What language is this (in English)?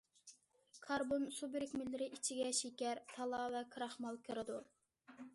Uyghur